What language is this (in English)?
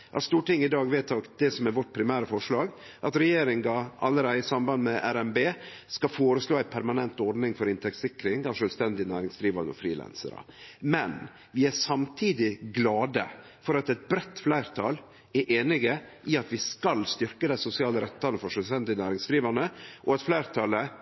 Norwegian Nynorsk